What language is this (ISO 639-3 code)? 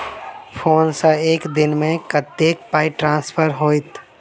mai